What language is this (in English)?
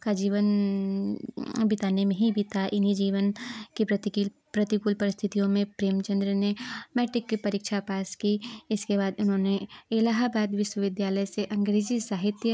Hindi